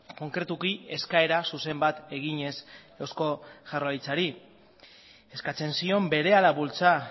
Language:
Basque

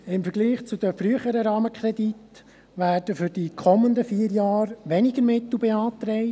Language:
Swiss German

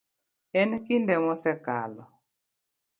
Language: Luo (Kenya and Tanzania)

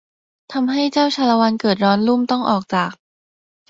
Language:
Thai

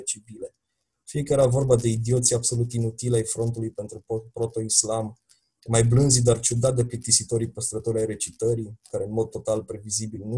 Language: Romanian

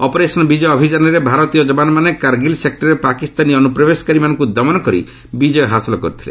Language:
Odia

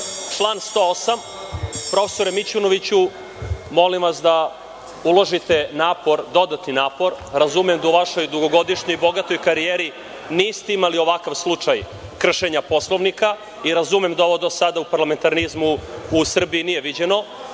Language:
Serbian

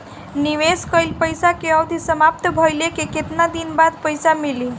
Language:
Bhojpuri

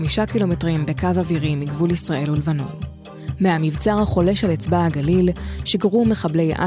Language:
Hebrew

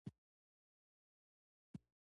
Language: Pashto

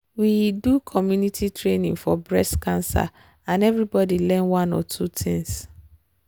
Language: Nigerian Pidgin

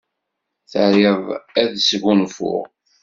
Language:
Kabyle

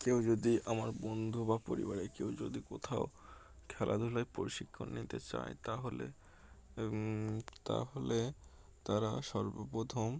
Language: Bangla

